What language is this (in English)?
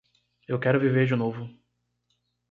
Portuguese